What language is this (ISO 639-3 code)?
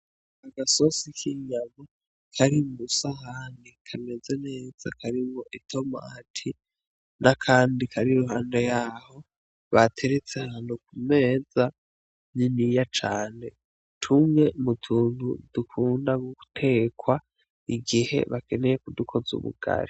run